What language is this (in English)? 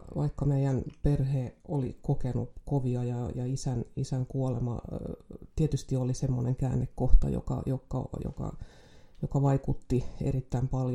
Finnish